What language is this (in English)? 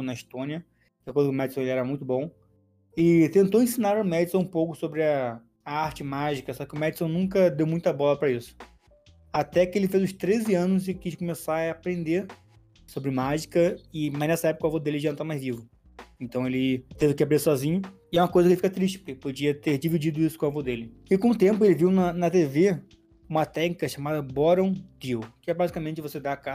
Portuguese